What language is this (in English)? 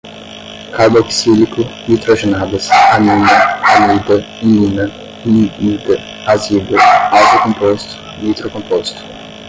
Portuguese